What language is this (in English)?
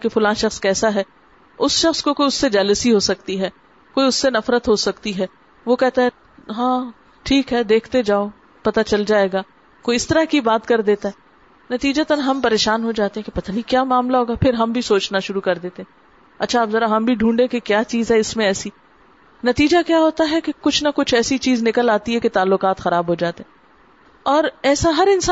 Urdu